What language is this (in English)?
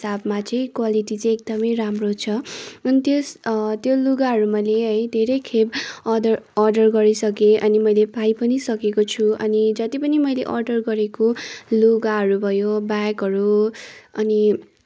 Nepali